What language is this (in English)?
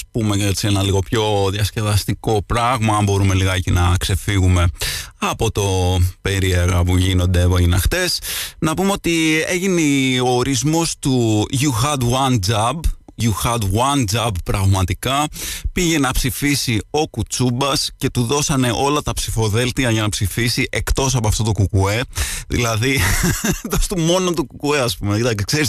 Greek